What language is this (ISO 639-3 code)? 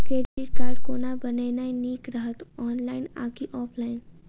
mai